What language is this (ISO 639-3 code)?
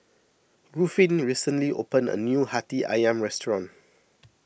eng